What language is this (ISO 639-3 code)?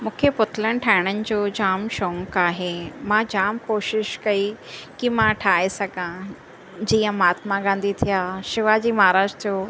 snd